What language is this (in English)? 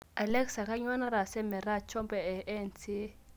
Masai